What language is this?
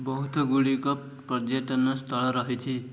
Odia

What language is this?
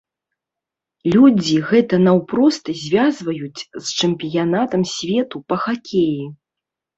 Belarusian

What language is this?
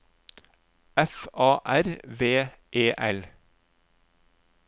Norwegian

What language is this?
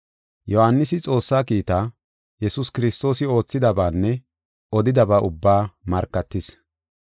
Gofa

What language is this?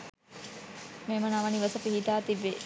Sinhala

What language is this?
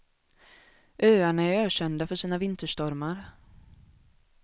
Swedish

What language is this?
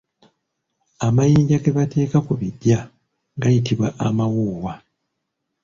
Ganda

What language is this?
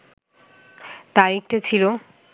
Bangla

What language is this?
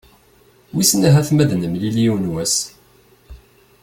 Kabyle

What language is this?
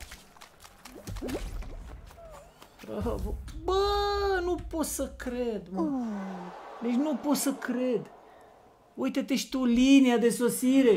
Romanian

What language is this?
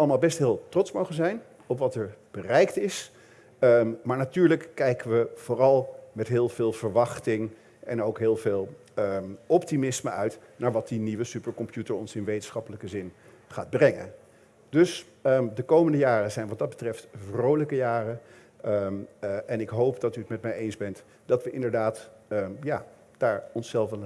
Dutch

